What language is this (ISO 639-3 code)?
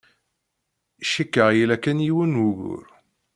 kab